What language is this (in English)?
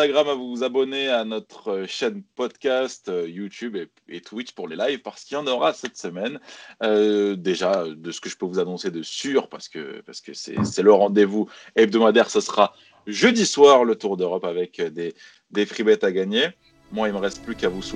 French